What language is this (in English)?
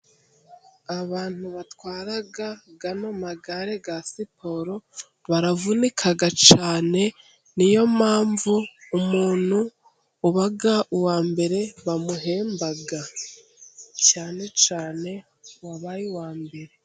Kinyarwanda